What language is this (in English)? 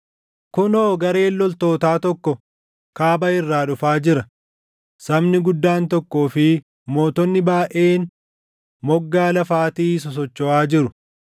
Oromo